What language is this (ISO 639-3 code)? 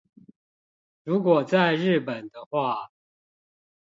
zho